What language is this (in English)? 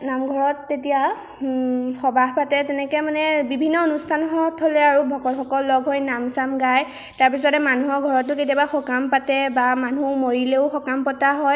Assamese